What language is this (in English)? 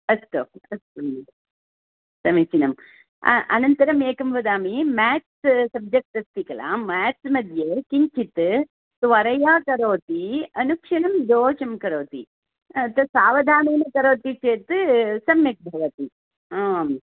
Sanskrit